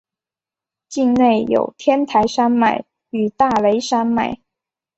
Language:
Chinese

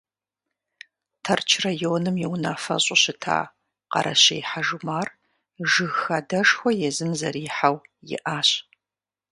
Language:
Kabardian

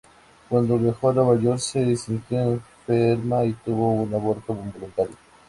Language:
Spanish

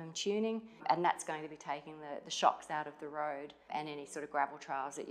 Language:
English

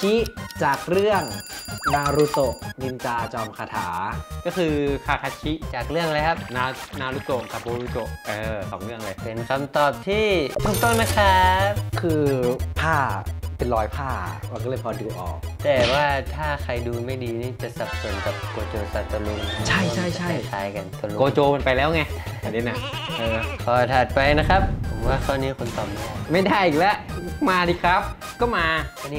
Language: Thai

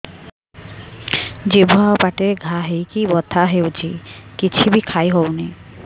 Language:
Odia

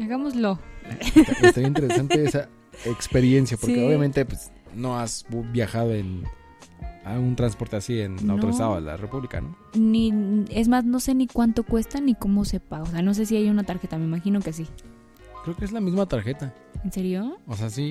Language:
Spanish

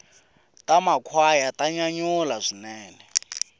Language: Tsonga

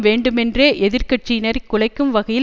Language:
Tamil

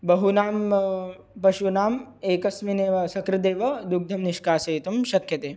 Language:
Sanskrit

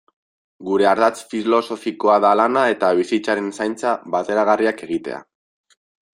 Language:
Basque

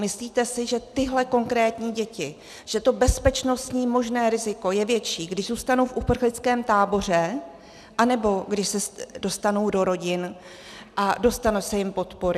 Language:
Czech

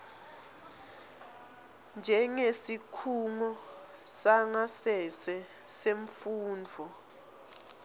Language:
Swati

